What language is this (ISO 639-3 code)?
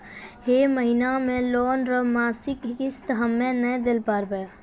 mai